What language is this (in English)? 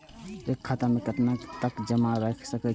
Maithili